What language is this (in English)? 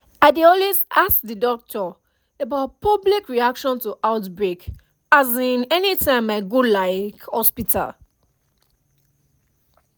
Nigerian Pidgin